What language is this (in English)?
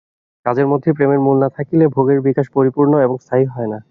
Bangla